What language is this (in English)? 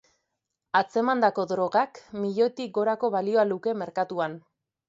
Basque